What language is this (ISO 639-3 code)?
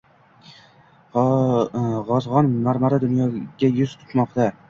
uzb